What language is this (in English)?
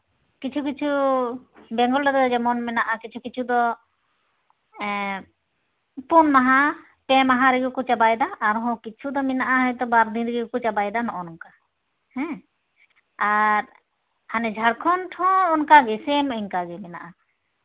Santali